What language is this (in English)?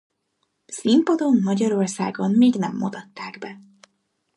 Hungarian